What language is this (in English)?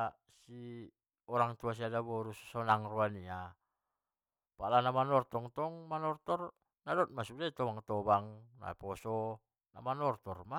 Batak Mandailing